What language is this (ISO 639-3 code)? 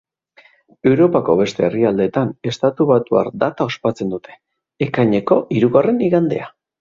eus